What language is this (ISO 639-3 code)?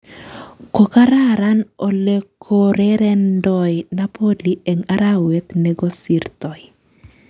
kln